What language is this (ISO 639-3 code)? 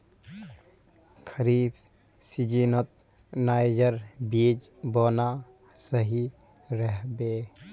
mag